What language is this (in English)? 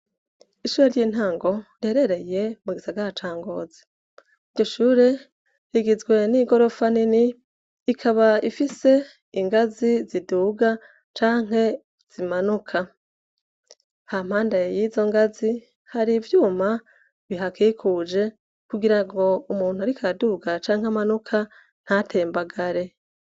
Rundi